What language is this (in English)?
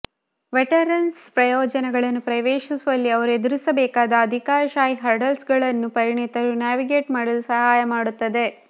Kannada